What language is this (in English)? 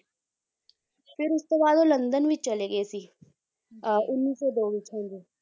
Punjabi